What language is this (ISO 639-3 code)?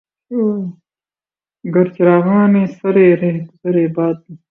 urd